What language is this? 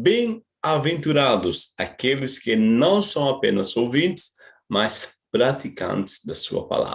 Portuguese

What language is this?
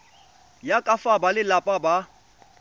Tswana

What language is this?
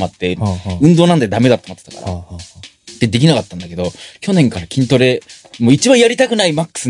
Japanese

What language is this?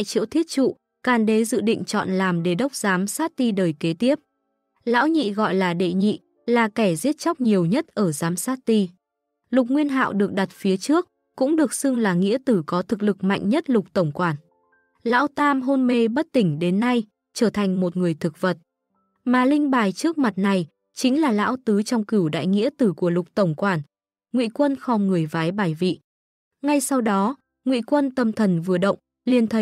Vietnamese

